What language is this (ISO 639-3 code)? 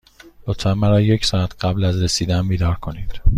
fas